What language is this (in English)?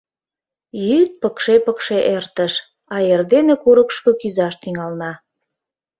Mari